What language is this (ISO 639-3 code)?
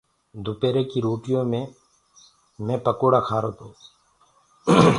ggg